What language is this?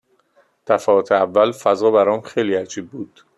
Persian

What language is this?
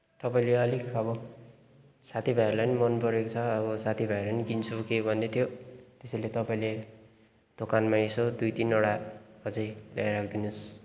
Nepali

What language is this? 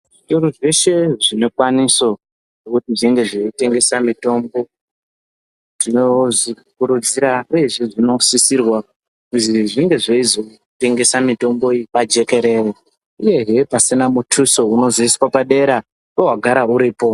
Ndau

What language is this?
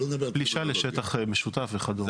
Hebrew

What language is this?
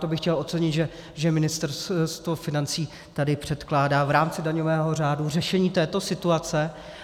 Czech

